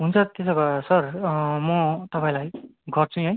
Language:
Nepali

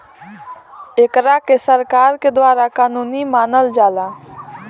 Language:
Bhojpuri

